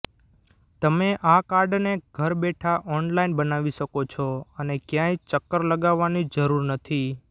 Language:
Gujarati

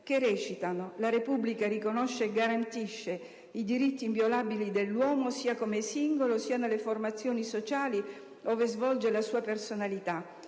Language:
Italian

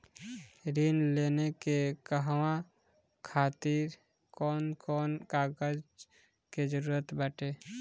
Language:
Bhojpuri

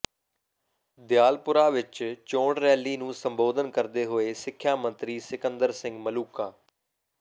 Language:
Punjabi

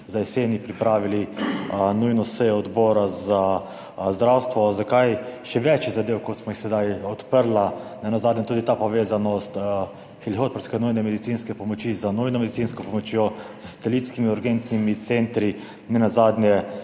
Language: Slovenian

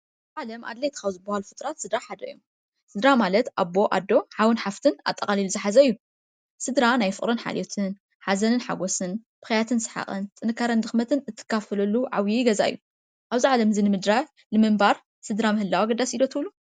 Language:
Tigrinya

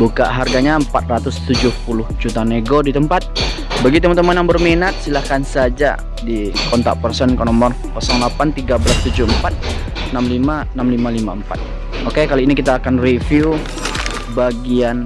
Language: Indonesian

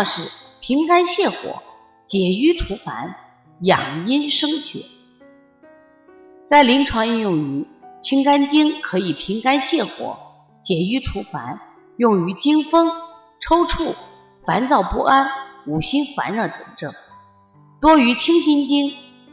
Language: Chinese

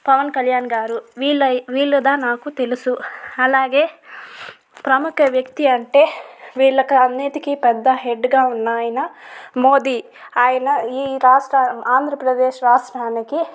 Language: Telugu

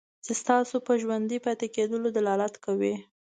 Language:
Pashto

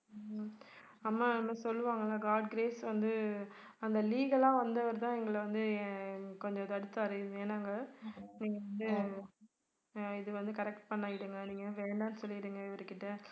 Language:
Tamil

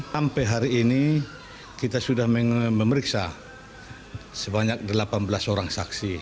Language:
Indonesian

